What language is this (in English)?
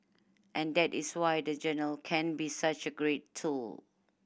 English